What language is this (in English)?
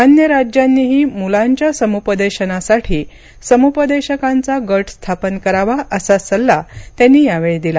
Marathi